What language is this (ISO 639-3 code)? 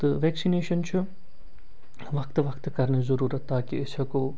kas